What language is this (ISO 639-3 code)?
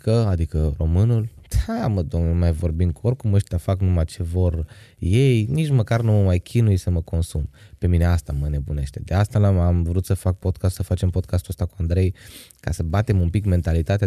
ron